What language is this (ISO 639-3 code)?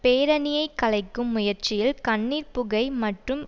tam